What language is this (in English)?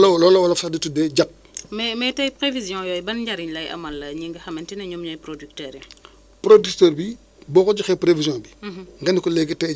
Wolof